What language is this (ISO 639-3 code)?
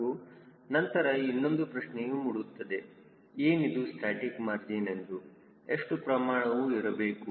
kan